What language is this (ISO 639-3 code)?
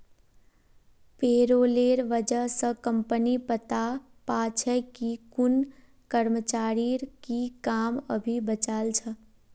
mag